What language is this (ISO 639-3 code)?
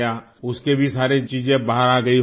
urd